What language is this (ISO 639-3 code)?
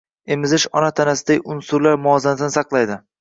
uzb